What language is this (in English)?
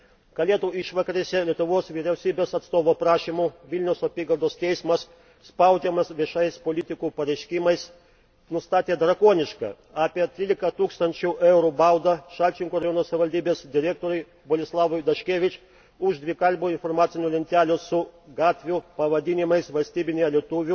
Lithuanian